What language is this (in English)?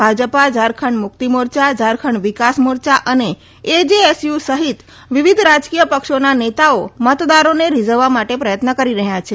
Gujarati